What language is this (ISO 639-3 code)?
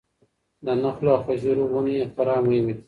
pus